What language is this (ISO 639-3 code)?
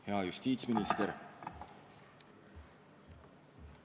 est